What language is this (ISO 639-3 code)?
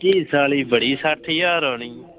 pan